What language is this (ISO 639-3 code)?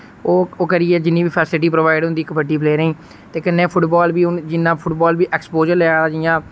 doi